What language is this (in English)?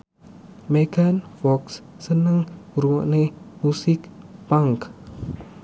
Javanese